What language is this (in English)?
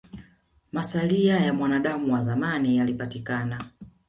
Swahili